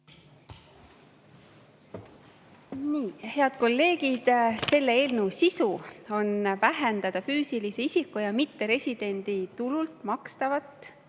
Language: Estonian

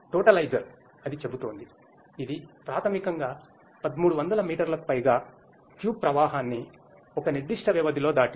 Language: Telugu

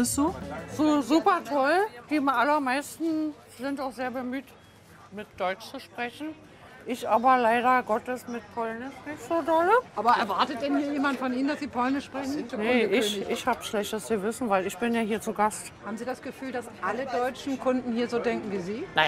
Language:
German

